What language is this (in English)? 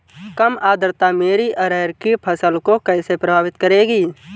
Hindi